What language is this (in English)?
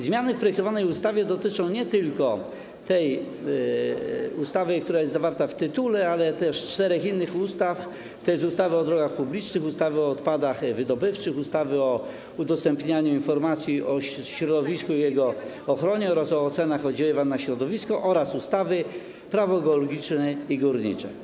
Polish